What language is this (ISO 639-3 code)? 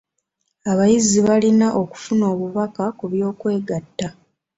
lug